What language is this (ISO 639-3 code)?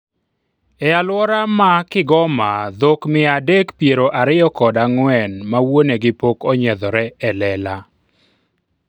luo